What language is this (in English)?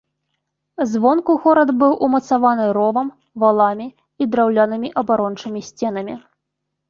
Belarusian